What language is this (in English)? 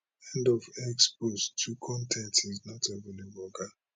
Nigerian Pidgin